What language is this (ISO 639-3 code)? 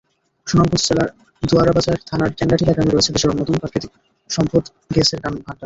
ben